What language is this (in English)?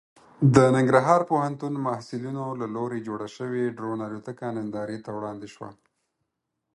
Pashto